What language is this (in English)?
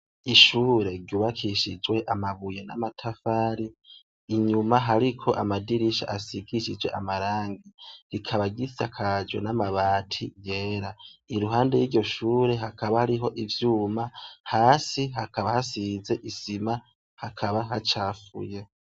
Rundi